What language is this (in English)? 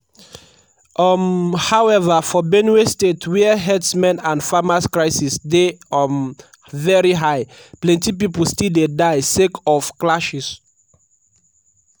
Nigerian Pidgin